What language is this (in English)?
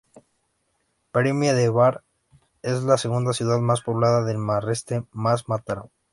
Spanish